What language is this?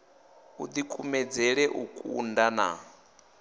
Venda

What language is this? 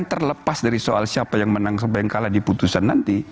Indonesian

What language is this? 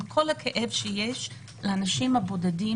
Hebrew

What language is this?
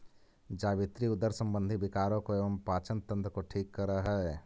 Magahi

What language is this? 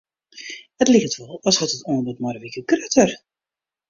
Western Frisian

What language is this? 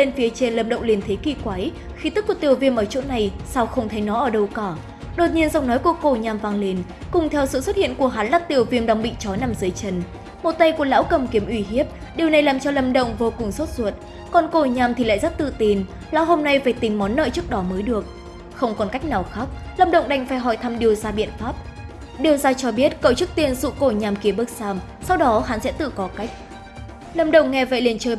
Vietnamese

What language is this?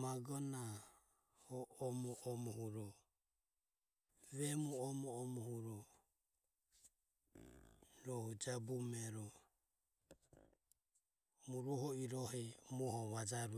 Ömie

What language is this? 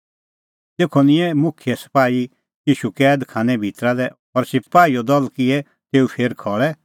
Kullu Pahari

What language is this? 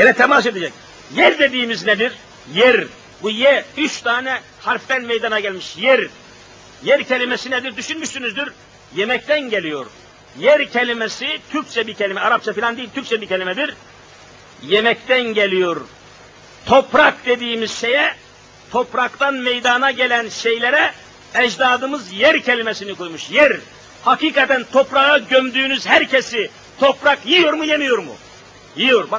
Turkish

